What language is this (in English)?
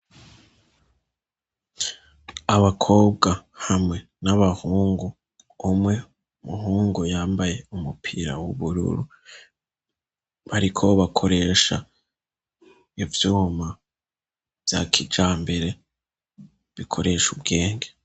Rundi